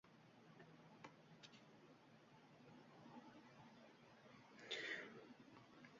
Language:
Uzbek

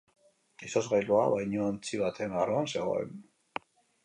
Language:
Basque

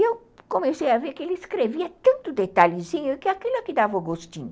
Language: Portuguese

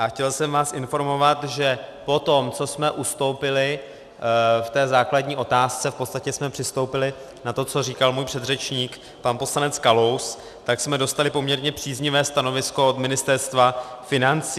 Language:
Czech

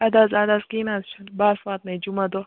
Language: Kashmiri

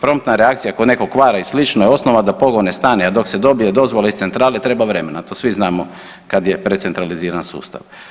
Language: Croatian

